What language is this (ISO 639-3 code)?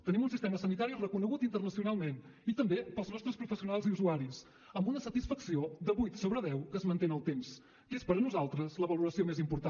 cat